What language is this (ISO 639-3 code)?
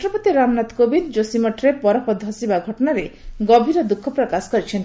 ori